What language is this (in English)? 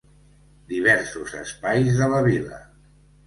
Catalan